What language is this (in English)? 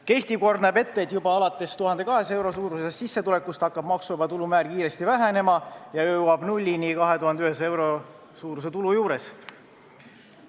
Estonian